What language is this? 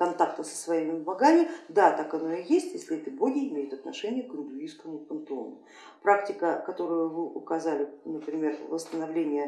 Russian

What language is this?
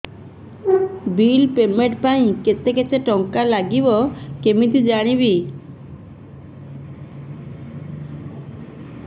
Odia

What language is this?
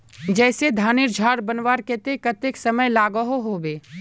Magahi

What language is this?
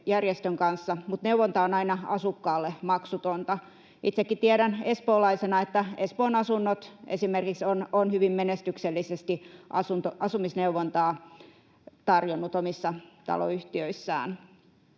Finnish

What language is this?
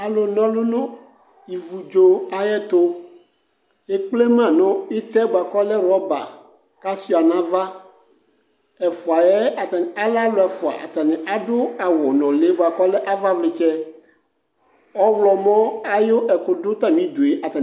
Ikposo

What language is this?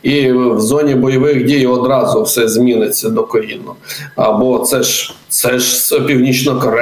Ukrainian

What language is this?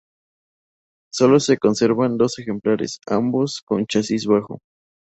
Spanish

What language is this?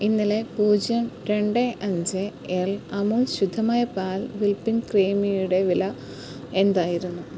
Malayalam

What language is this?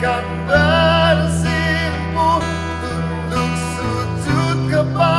Indonesian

